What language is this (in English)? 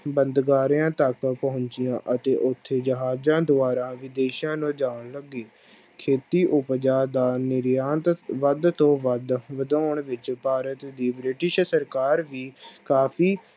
Punjabi